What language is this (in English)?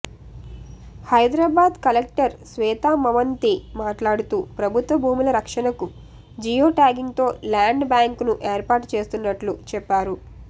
Telugu